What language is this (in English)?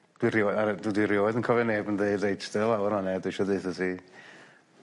Welsh